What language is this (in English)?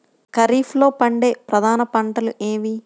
Telugu